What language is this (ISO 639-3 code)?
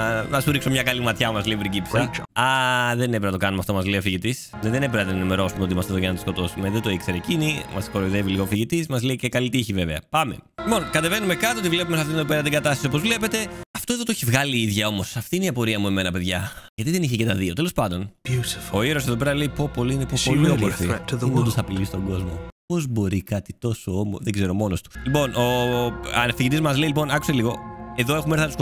ell